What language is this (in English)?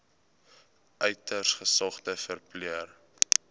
Afrikaans